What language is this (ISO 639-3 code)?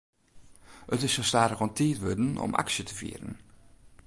fry